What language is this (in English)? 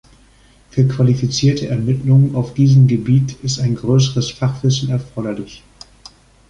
German